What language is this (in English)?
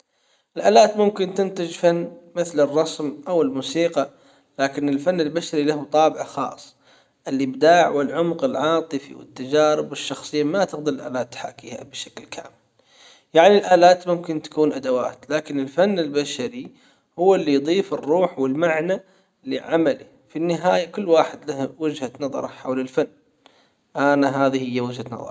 Hijazi Arabic